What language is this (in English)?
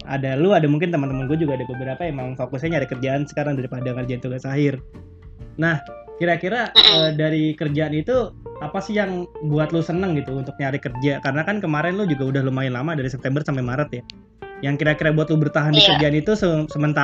Indonesian